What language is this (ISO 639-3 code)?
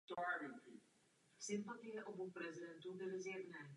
ces